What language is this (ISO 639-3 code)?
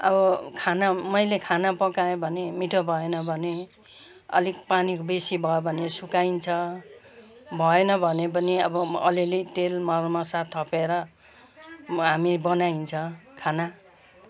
nep